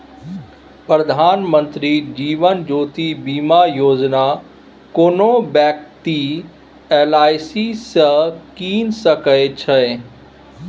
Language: Maithili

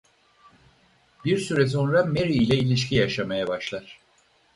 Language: Turkish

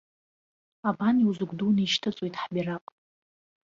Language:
Abkhazian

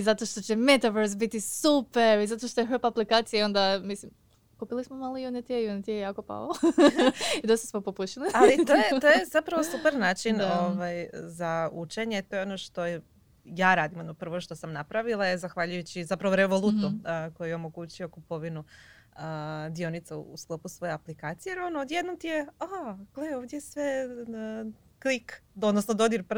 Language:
Croatian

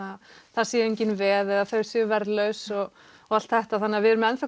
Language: Icelandic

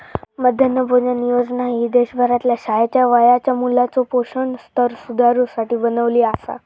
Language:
Marathi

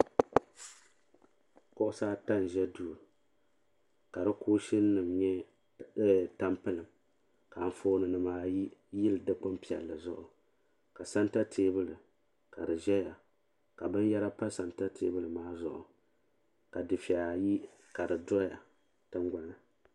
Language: Dagbani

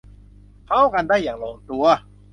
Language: Thai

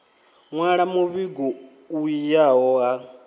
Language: Venda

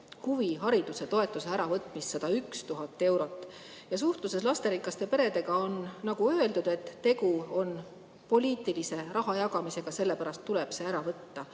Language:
Estonian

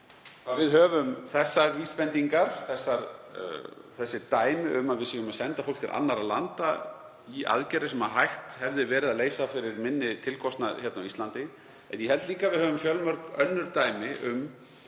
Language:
Icelandic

